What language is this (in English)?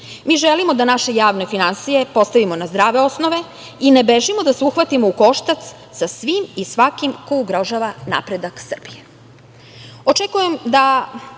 Serbian